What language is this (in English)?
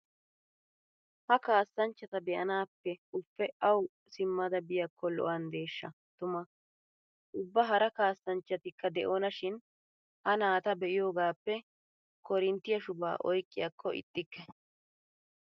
Wolaytta